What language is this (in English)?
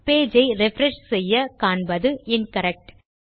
Tamil